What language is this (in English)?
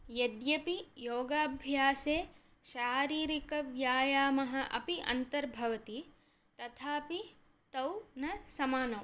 Sanskrit